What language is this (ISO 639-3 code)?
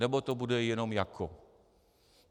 ces